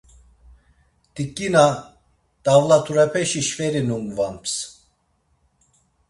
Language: Laz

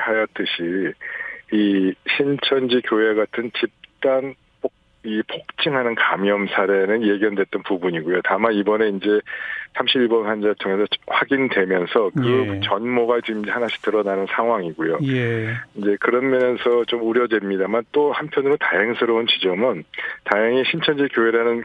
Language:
Korean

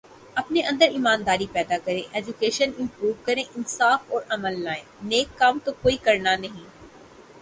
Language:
Urdu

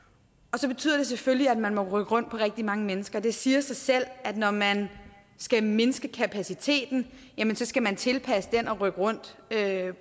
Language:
Danish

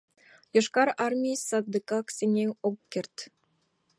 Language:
Mari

